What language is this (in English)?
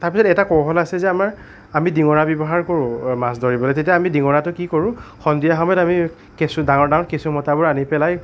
Assamese